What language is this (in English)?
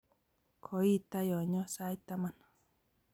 Kalenjin